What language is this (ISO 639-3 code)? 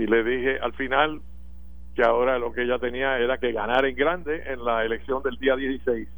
spa